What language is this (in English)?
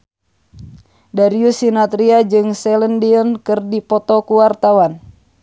Sundanese